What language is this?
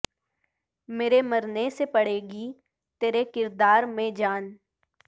Urdu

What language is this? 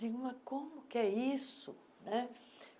Portuguese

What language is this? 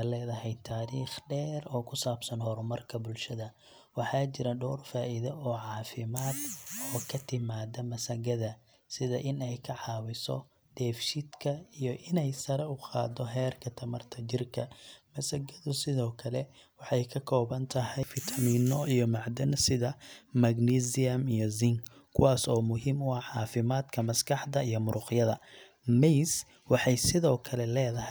Somali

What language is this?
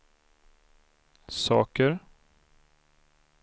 Swedish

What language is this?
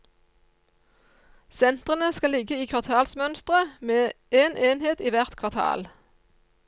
Norwegian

